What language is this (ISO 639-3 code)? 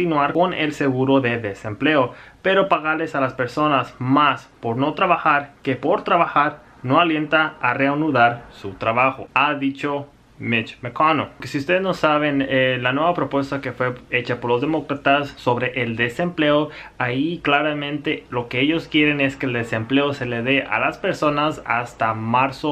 spa